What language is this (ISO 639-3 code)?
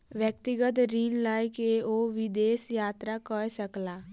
mai